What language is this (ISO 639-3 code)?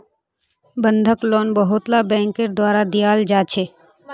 mag